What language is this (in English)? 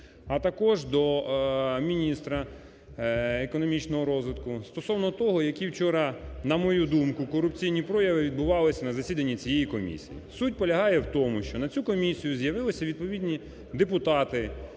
Ukrainian